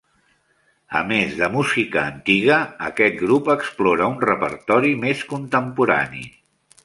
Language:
Catalan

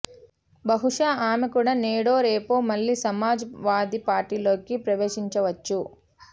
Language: Telugu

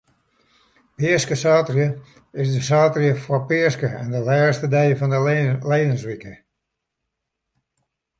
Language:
Western Frisian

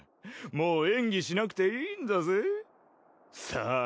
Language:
Japanese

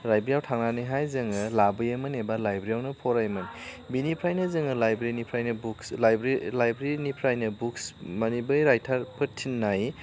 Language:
Bodo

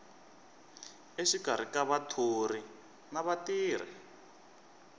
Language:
Tsonga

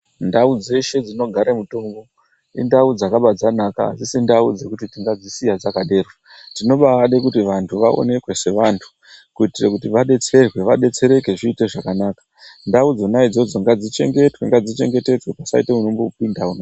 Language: Ndau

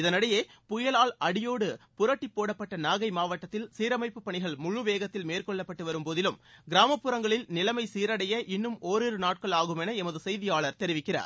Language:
Tamil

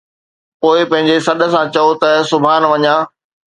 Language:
Sindhi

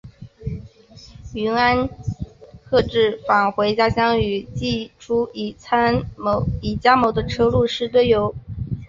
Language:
Chinese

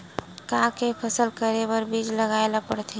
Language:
Chhattisgarhi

